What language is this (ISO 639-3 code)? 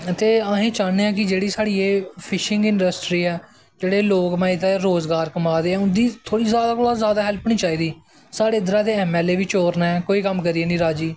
doi